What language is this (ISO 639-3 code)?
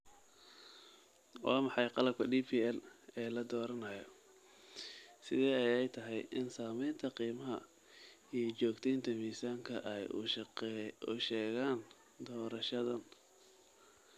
som